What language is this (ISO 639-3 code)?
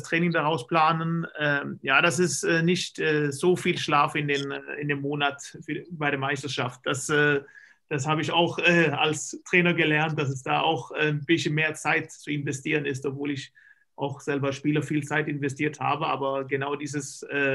deu